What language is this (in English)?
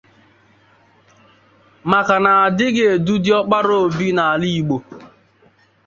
Igbo